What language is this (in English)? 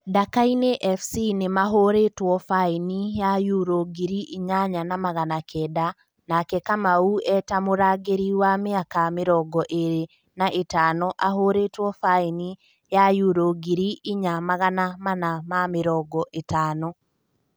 Kikuyu